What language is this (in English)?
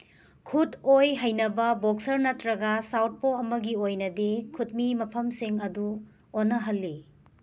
Manipuri